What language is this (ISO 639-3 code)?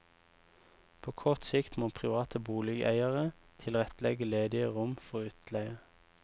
nor